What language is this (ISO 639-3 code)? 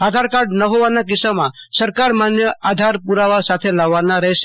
guj